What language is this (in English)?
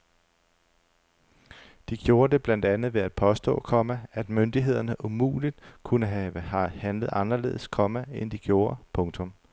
Danish